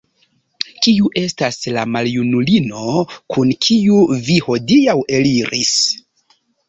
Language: Esperanto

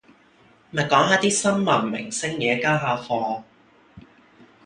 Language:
Cantonese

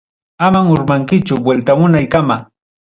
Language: Ayacucho Quechua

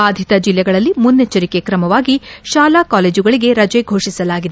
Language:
Kannada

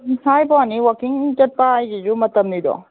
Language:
Manipuri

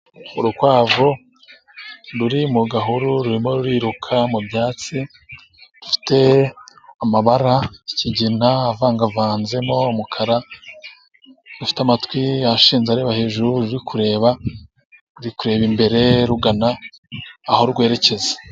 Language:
Kinyarwanda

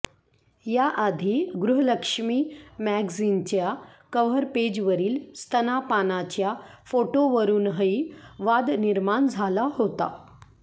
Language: Marathi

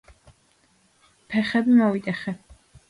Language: Georgian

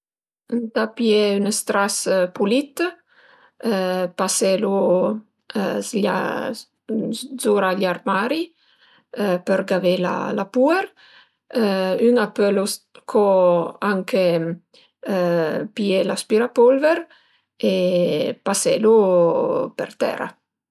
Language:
Piedmontese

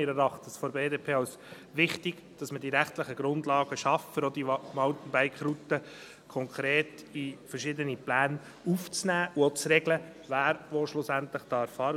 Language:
Swiss German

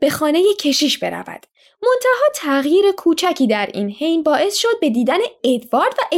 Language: Persian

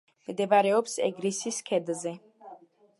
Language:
Georgian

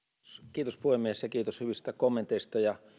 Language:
Finnish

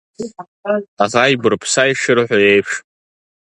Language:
Abkhazian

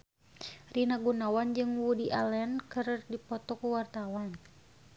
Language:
Sundanese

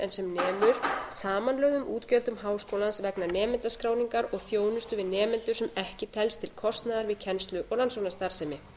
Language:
Icelandic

